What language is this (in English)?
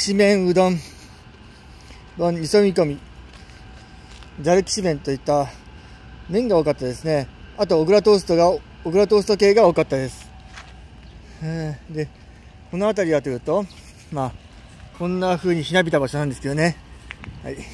Japanese